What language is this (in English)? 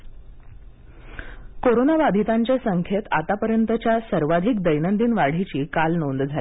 Marathi